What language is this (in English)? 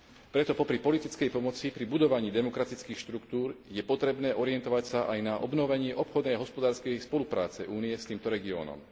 Slovak